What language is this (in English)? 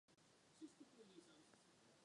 Czech